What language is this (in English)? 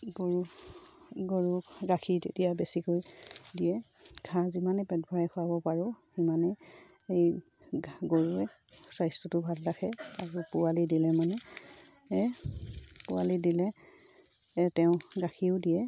Assamese